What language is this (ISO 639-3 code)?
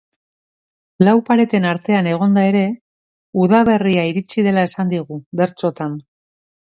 eus